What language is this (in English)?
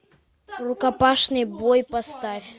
Russian